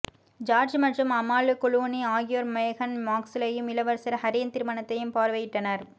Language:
Tamil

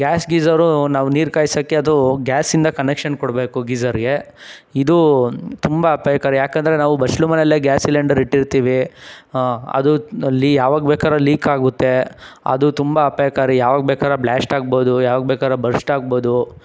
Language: Kannada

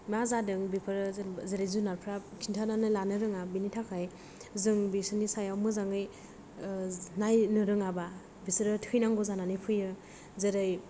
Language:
Bodo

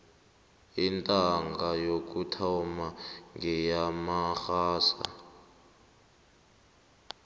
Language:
South Ndebele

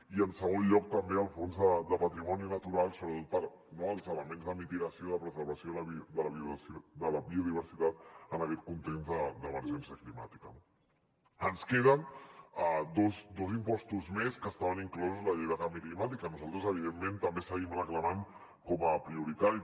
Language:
Catalan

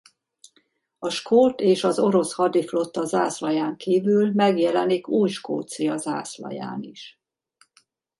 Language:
Hungarian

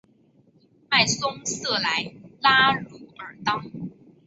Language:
Chinese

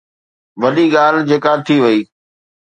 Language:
Sindhi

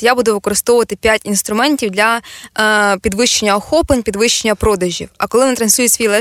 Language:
Ukrainian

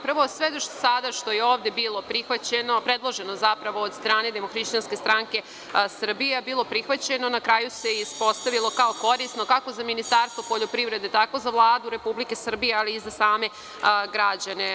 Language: Serbian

